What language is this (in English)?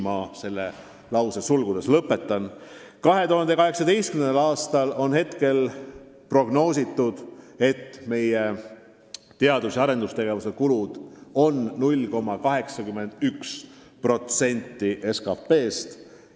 Estonian